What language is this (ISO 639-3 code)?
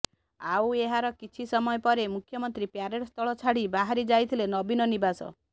ori